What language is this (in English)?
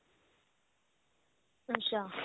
Punjabi